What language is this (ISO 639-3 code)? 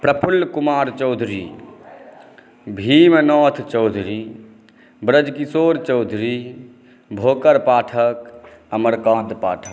mai